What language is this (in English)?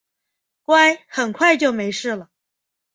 Chinese